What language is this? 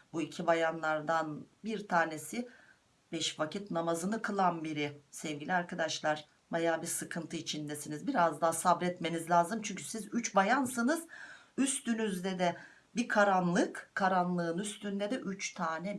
Turkish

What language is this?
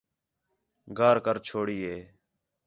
Khetrani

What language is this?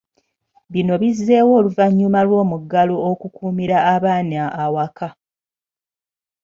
Ganda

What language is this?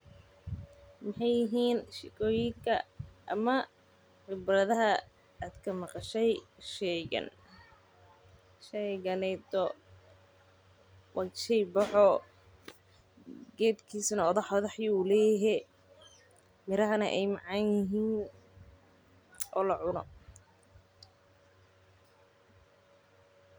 Somali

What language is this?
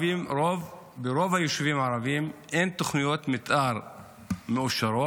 Hebrew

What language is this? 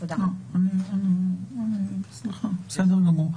Hebrew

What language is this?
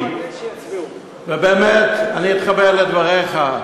Hebrew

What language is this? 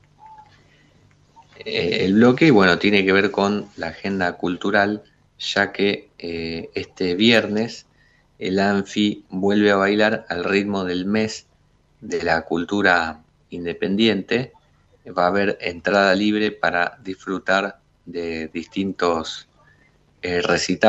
Spanish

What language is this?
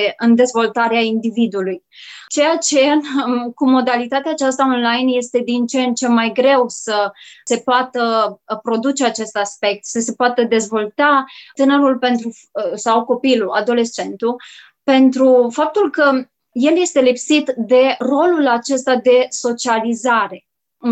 Romanian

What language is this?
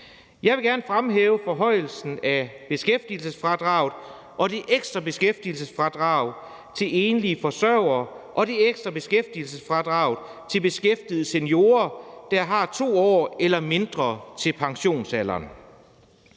Danish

